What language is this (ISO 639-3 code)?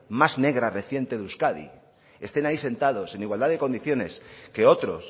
spa